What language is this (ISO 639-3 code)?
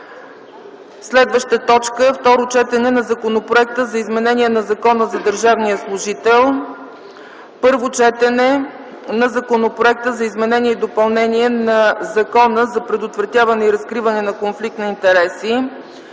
bul